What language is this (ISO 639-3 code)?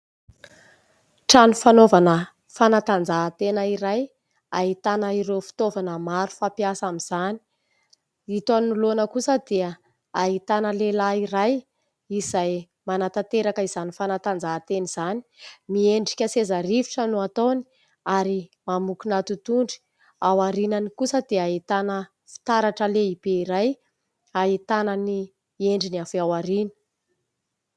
mlg